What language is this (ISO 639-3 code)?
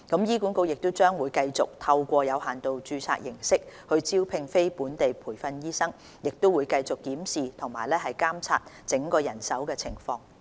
yue